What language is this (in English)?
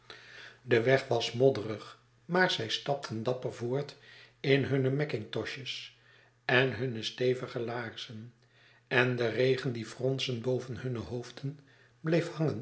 Dutch